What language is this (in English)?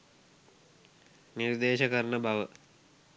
Sinhala